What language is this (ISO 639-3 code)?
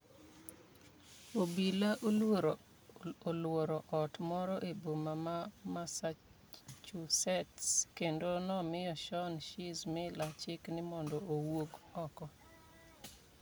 luo